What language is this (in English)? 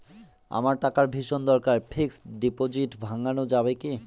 Bangla